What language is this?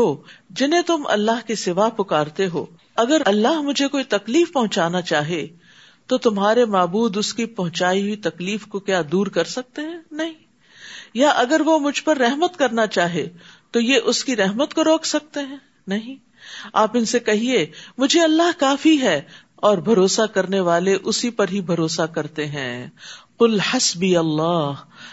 Urdu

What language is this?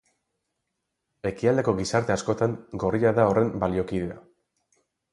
Basque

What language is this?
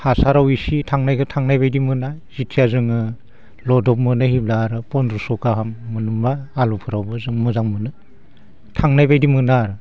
Bodo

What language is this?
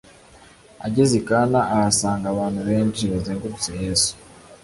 Kinyarwanda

